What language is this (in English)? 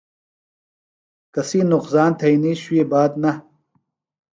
Phalura